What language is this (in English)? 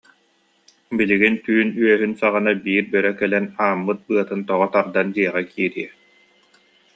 Yakut